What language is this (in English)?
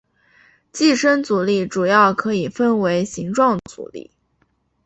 Chinese